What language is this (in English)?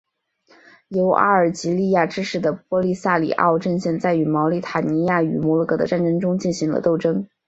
Chinese